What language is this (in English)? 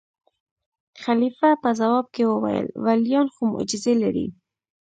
Pashto